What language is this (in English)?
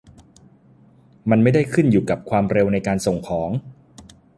Thai